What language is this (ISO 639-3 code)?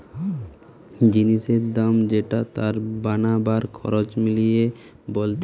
ben